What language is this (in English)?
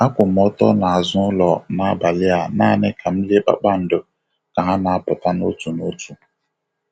Igbo